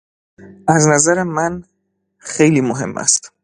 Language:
Persian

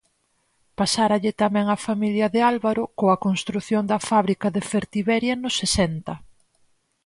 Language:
Galician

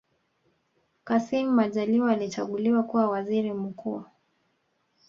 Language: Swahili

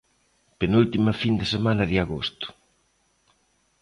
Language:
Galician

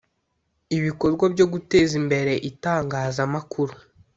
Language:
Kinyarwanda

